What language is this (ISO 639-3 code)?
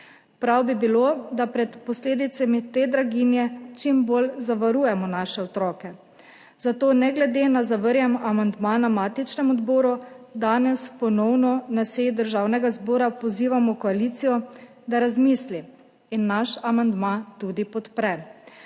slv